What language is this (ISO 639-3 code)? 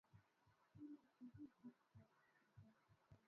swa